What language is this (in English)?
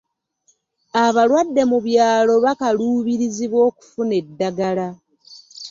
Ganda